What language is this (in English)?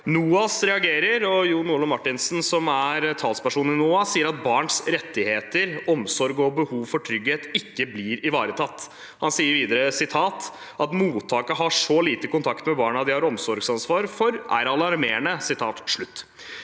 Norwegian